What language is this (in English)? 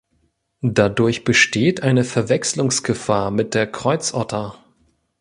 German